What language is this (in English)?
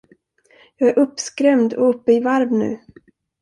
Swedish